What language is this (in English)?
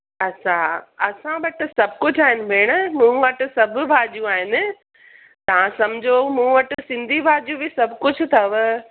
Sindhi